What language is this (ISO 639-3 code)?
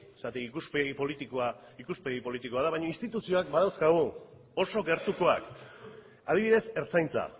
eus